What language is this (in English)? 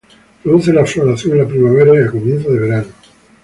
Spanish